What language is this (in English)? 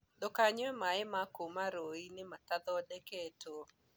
Kikuyu